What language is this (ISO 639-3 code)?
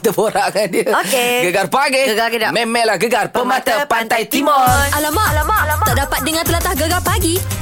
msa